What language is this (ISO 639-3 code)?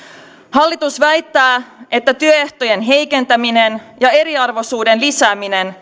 fin